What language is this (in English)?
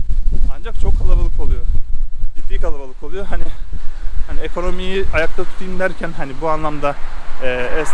Turkish